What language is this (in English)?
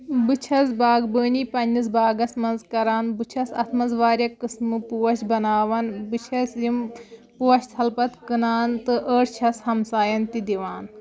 Kashmiri